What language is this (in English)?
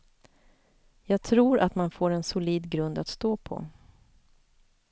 Swedish